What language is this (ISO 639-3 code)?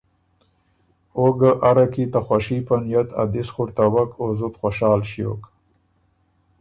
oru